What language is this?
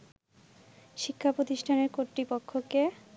Bangla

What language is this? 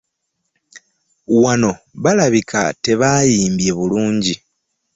Ganda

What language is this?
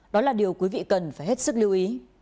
Vietnamese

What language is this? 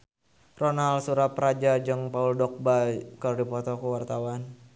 Sundanese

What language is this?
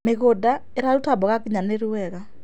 Kikuyu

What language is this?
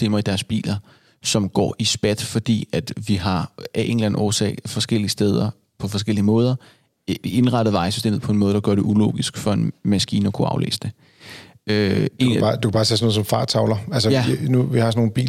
Danish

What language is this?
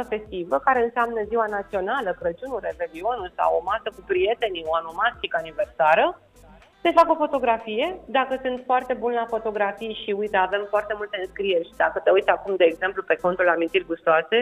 Romanian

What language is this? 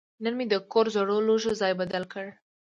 Pashto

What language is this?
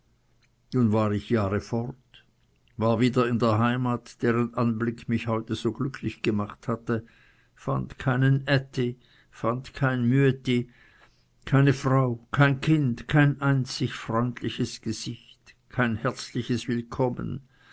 German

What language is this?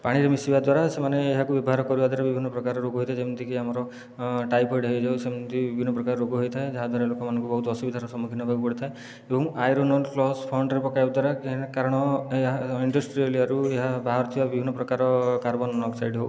Odia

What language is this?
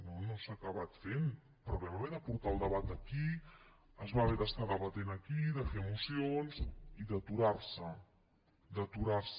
Catalan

